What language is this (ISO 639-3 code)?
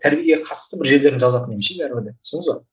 kaz